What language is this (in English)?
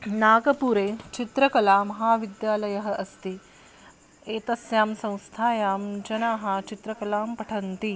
Sanskrit